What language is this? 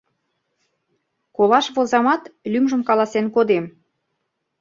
Mari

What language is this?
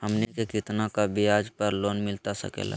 Magahi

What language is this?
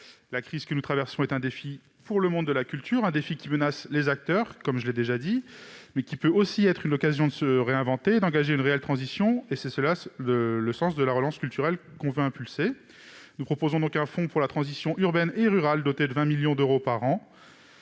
French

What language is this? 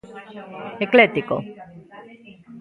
Galician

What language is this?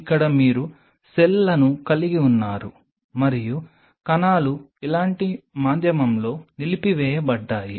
Telugu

